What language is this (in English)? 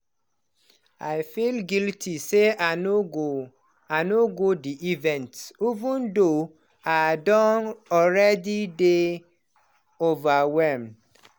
Nigerian Pidgin